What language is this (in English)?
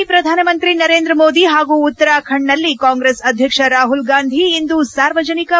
Kannada